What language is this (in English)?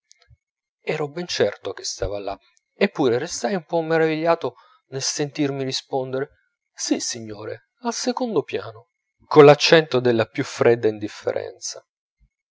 Italian